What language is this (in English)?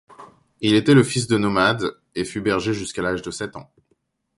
French